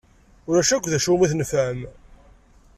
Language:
Kabyle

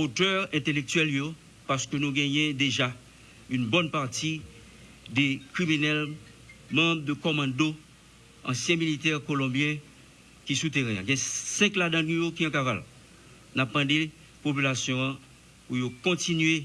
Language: French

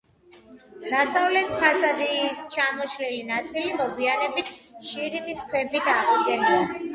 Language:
Georgian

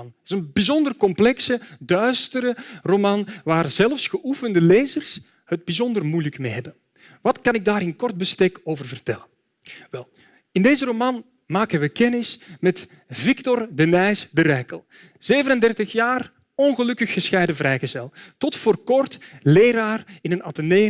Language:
Dutch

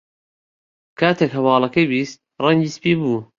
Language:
Central Kurdish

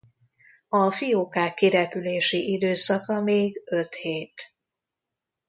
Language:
Hungarian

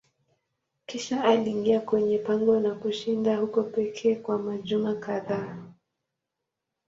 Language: Swahili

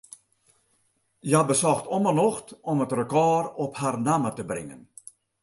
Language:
Western Frisian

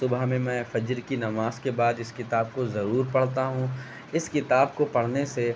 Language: Urdu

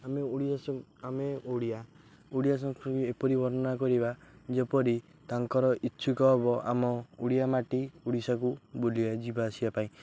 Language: Odia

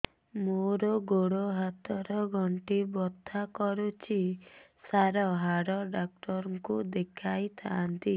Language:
Odia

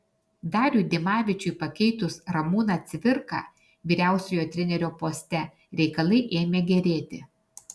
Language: Lithuanian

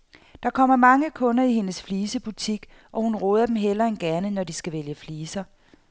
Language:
Danish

